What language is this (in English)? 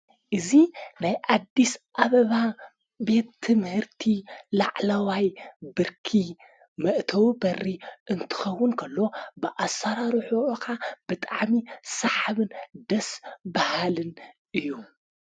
Tigrinya